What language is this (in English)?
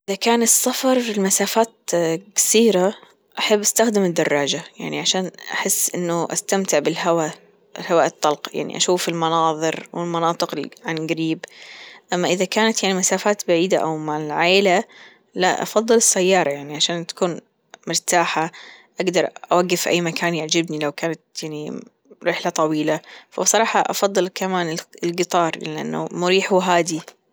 Gulf Arabic